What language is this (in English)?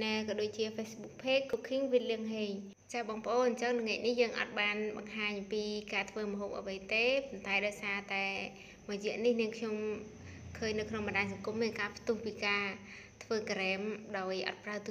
Vietnamese